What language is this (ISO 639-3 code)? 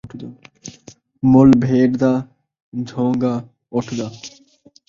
skr